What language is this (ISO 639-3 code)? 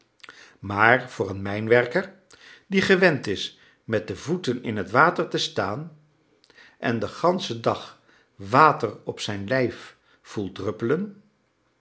nld